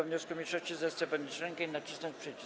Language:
Polish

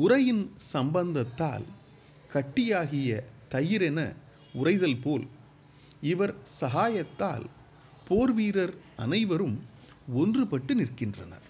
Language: Tamil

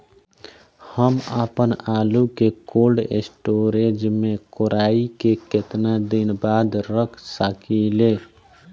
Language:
Bhojpuri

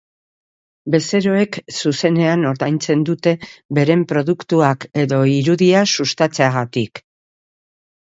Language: Basque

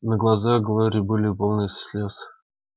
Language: Russian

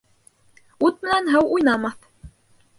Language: Bashkir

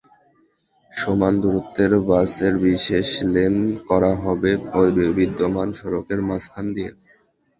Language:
Bangla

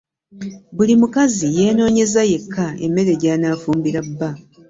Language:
Ganda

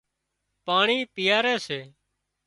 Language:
Wadiyara Koli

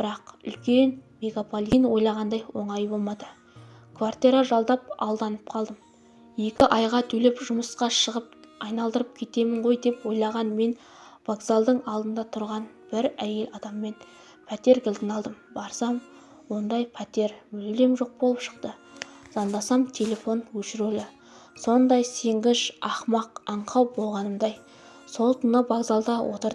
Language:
Turkish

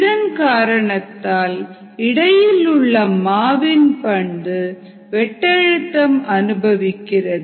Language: Tamil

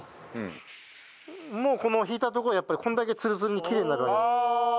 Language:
Japanese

